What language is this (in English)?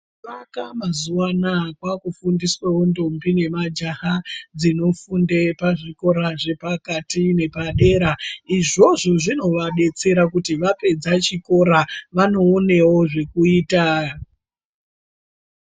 Ndau